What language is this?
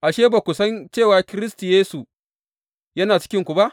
Hausa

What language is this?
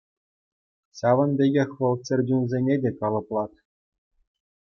Chuvash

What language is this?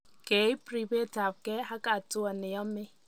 Kalenjin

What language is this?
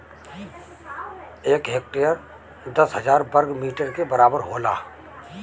Bhojpuri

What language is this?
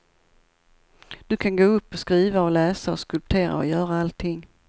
Swedish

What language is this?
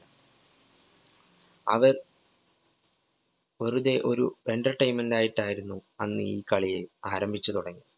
Malayalam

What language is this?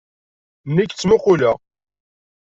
Kabyle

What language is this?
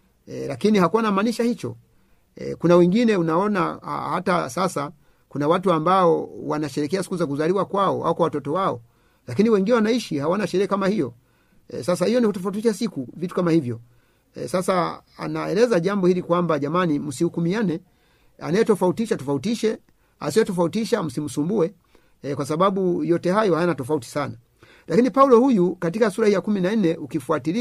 Swahili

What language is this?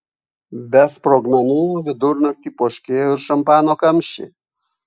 Lithuanian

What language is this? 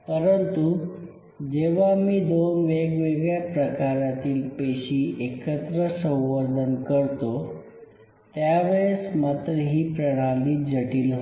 Marathi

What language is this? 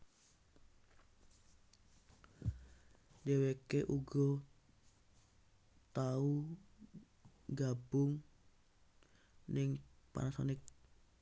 Javanese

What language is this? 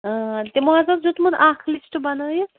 Kashmiri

